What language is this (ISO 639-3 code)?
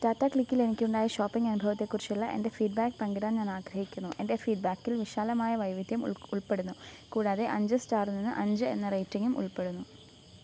mal